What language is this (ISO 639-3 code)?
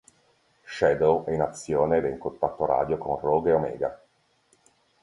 ita